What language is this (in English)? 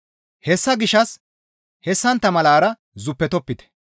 Gamo